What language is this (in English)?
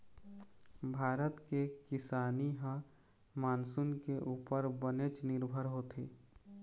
Chhattisgarhi